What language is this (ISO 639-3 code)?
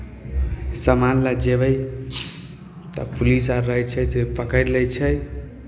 mai